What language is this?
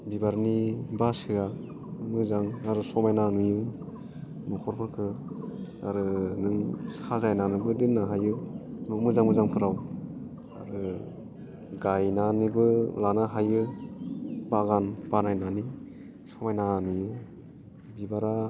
Bodo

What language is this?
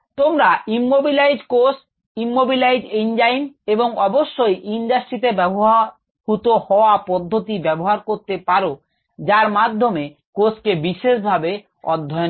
Bangla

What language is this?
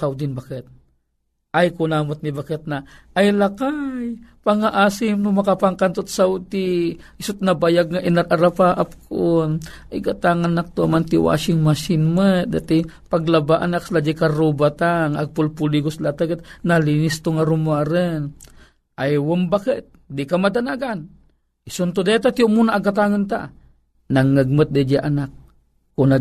Filipino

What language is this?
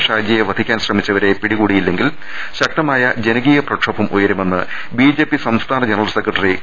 Malayalam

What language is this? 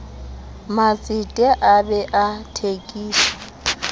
Southern Sotho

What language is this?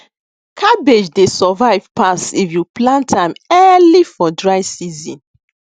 Nigerian Pidgin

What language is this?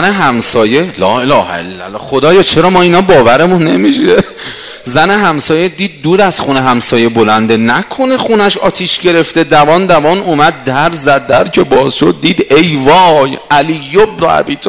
Persian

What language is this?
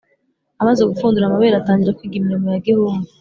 Kinyarwanda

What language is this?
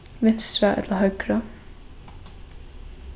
Faroese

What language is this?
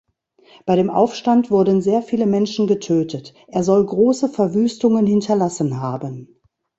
German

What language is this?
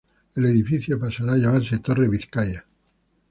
Spanish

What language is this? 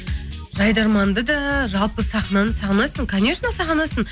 Kazakh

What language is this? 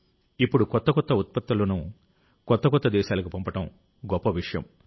Telugu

